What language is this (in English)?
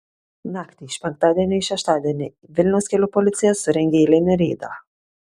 Lithuanian